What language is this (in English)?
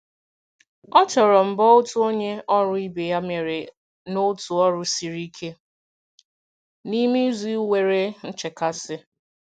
Igbo